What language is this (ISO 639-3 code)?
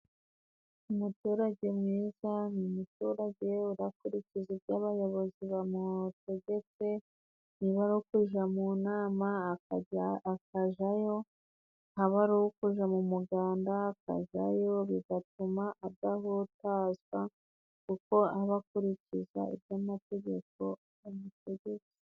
kin